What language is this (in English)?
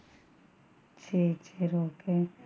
Tamil